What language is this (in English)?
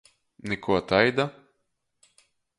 Latgalian